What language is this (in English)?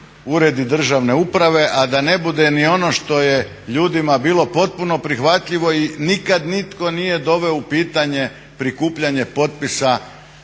Croatian